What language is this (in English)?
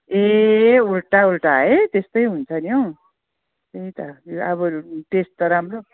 Nepali